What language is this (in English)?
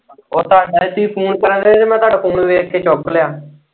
Punjabi